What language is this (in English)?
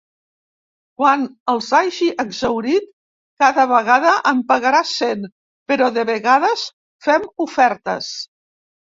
Catalan